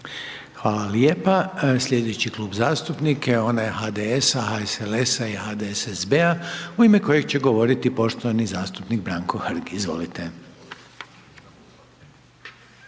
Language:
Croatian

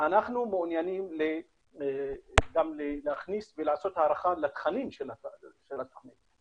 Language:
Hebrew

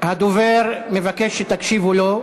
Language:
Hebrew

